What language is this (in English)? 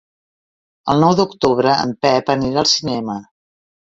Catalan